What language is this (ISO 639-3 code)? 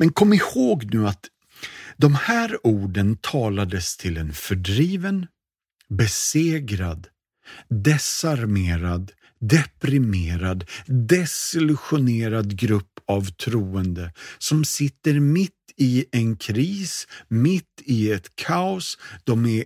swe